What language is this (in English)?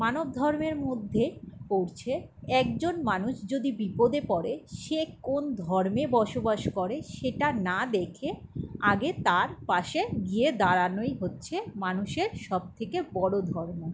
Bangla